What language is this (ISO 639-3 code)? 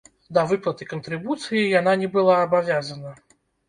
bel